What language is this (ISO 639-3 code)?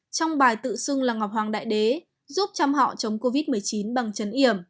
vie